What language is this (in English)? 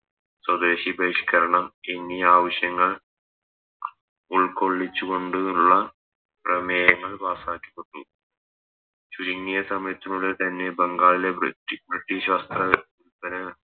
Malayalam